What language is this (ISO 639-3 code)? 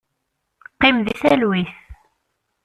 kab